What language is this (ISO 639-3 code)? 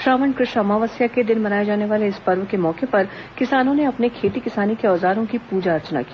hin